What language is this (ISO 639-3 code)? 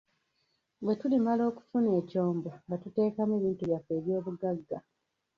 lug